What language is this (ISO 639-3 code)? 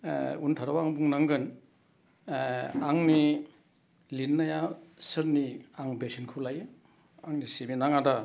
brx